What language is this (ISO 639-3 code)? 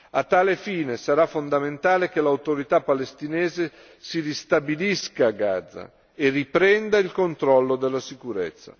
ita